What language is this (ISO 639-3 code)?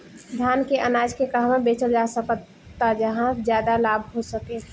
bho